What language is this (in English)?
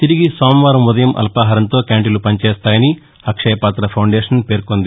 Telugu